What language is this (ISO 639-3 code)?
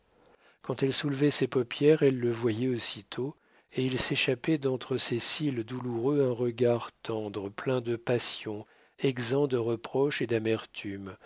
fra